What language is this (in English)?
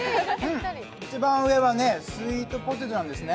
Japanese